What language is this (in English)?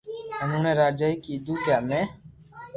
Loarki